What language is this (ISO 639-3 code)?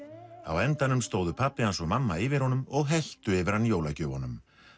isl